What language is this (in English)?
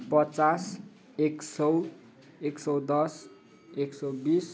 Nepali